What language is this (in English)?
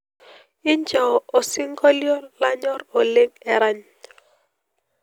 Masai